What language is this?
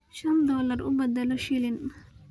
Somali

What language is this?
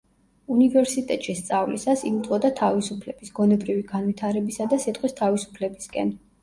Georgian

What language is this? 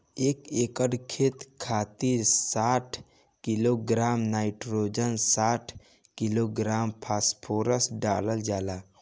Bhojpuri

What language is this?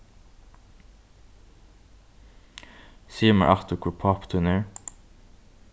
Faroese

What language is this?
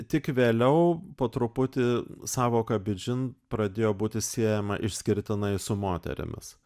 Lithuanian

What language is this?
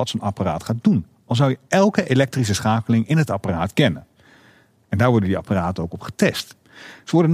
Dutch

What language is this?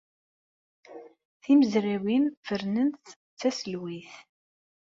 Kabyle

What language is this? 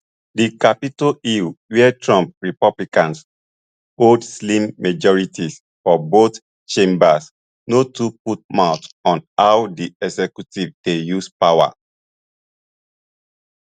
Nigerian Pidgin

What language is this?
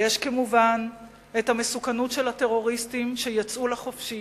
Hebrew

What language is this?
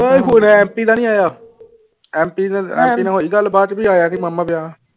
Punjabi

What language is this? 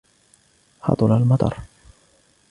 Arabic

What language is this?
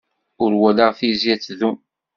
Kabyle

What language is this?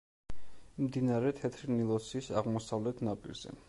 Georgian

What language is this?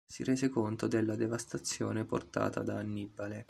Italian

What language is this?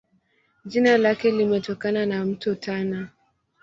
Swahili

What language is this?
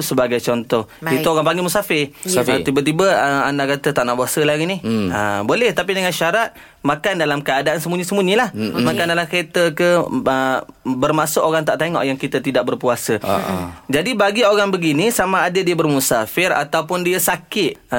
Malay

